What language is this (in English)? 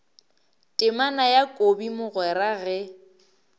Northern Sotho